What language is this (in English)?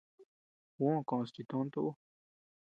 Tepeuxila Cuicatec